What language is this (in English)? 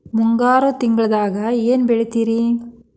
Kannada